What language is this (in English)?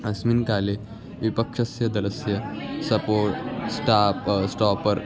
Sanskrit